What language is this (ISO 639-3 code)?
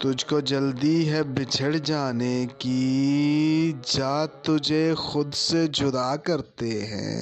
pan